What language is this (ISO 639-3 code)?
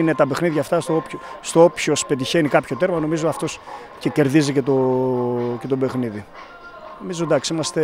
ell